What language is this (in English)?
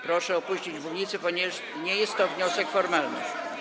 Polish